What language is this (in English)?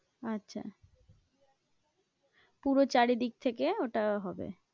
Bangla